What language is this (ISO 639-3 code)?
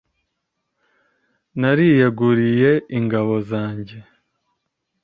kin